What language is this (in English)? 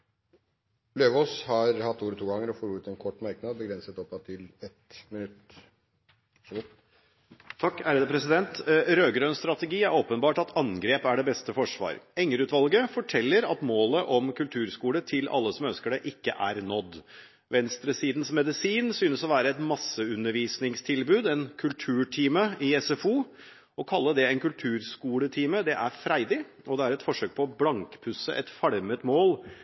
Norwegian Bokmål